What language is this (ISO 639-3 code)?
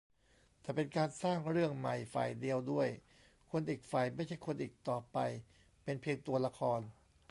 tha